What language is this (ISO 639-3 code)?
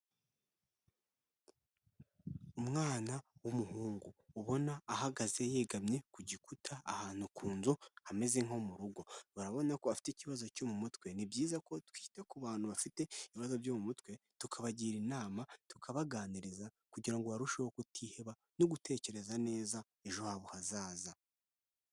kin